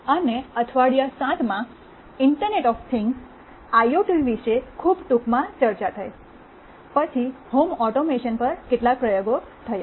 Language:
Gujarati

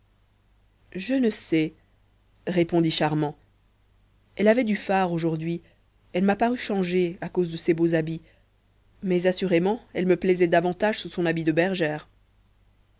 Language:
French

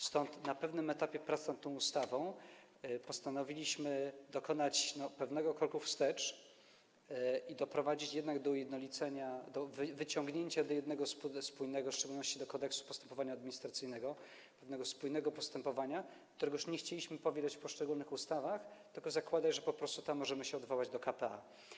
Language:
Polish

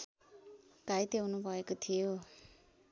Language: Nepali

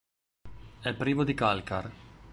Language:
Italian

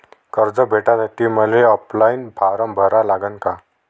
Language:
Marathi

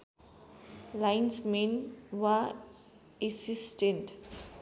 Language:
Nepali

